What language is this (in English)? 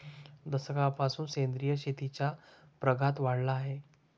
Marathi